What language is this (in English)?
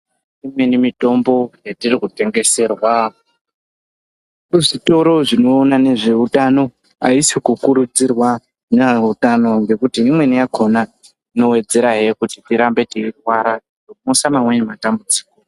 Ndau